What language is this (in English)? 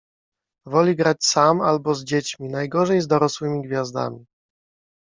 Polish